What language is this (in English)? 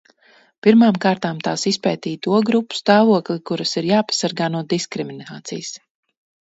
Latvian